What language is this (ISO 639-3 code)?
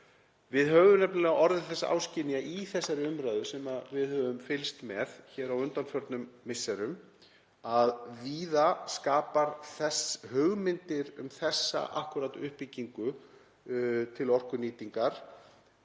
isl